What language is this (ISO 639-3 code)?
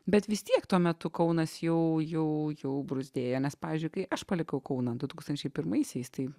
lit